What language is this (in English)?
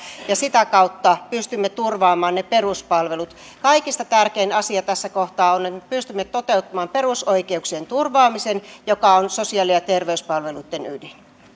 Finnish